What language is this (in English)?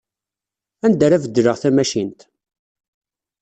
Kabyle